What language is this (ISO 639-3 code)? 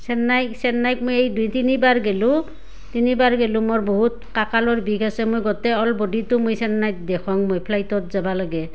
asm